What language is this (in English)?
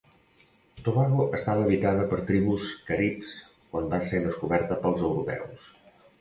Catalan